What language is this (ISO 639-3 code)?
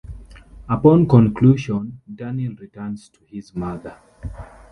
eng